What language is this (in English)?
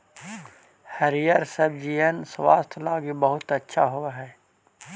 Magahi